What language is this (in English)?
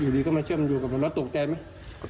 Thai